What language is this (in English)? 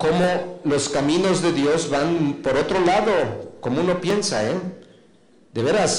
Spanish